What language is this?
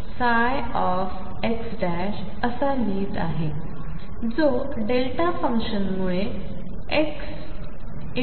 Marathi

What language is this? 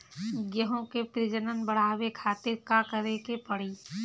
Bhojpuri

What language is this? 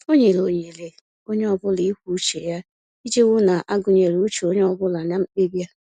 Igbo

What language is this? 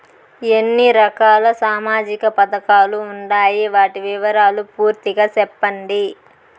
Telugu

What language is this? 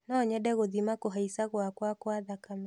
Kikuyu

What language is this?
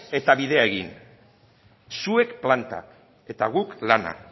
Basque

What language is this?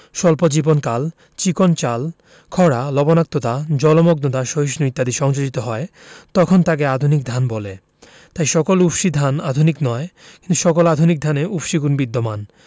Bangla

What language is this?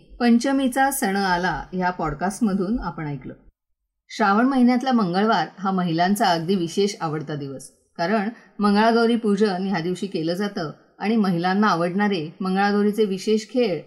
Marathi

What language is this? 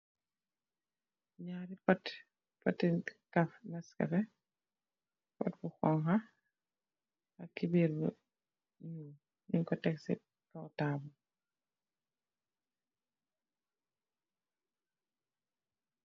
Wolof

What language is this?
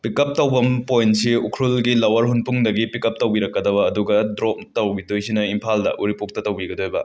Manipuri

